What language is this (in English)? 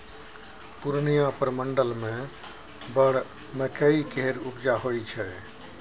Maithili